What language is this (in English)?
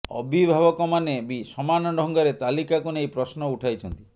Odia